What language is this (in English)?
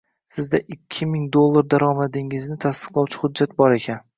Uzbek